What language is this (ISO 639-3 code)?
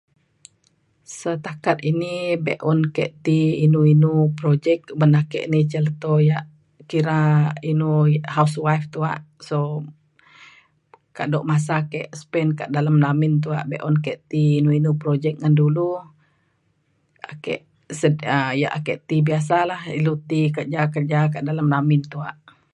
xkl